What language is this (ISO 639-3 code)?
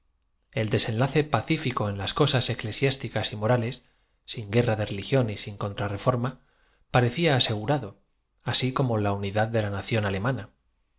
spa